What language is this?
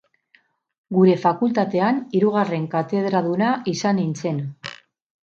Basque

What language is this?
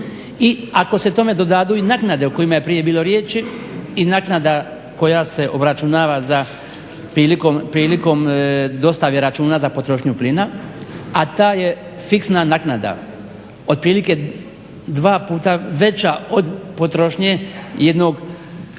Croatian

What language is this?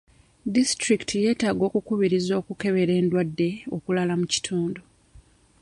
Ganda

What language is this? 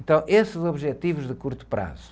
Portuguese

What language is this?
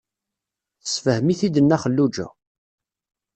Kabyle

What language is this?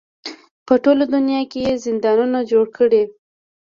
Pashto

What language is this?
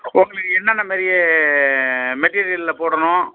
Tamil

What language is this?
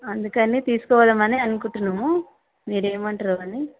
Telugu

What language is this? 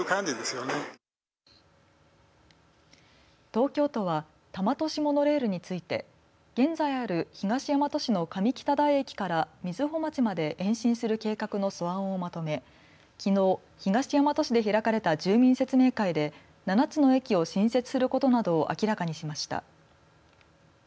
Japanese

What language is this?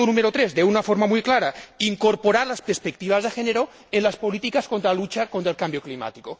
Spanish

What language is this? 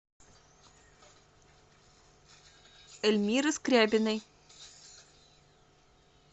Russian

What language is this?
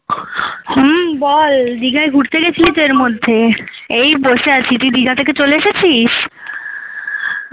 Bangla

